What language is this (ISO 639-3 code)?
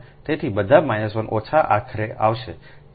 guj